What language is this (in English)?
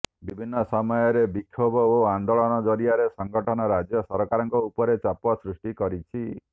Odia